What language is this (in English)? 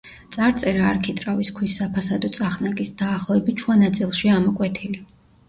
Georgian